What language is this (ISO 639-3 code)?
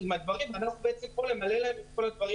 heb